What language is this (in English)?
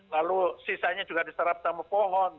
Indonesian